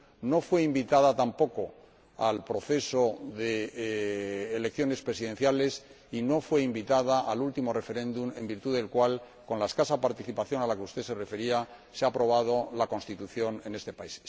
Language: Spanish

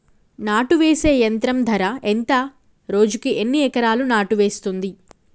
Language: Telugu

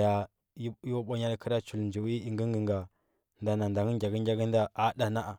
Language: Huba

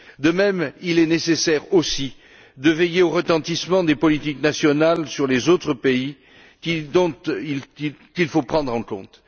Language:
French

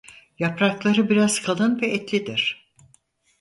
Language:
Turkish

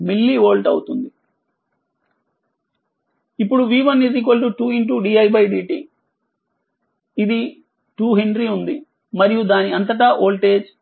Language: Telugu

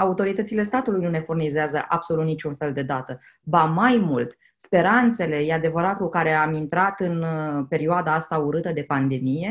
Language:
Romanian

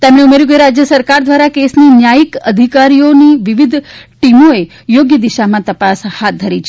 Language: Gujarati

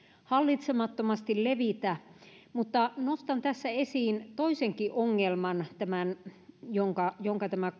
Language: Finnish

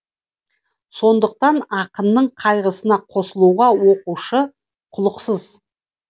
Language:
Kazakh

